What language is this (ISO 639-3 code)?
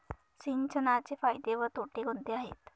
mar